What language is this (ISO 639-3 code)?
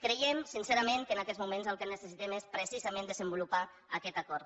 cat